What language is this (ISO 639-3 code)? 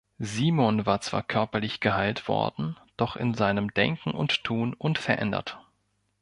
deu